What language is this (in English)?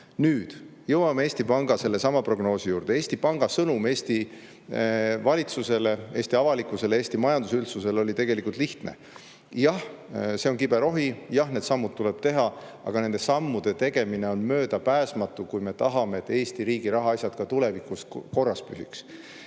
Estonian